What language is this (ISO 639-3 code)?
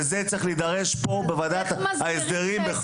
heb